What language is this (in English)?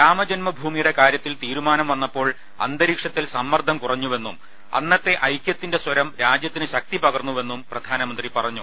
Malayalam